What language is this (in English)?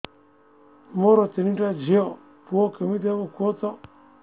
Odia